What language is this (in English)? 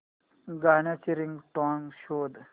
Marathi